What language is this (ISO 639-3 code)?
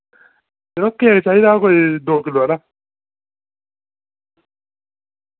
doi